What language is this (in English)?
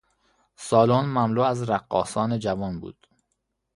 Persian